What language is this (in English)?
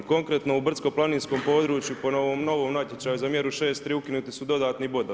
Croatian